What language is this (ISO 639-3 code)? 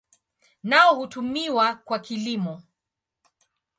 swa